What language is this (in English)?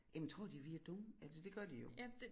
Danish